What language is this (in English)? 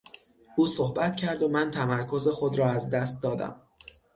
Persian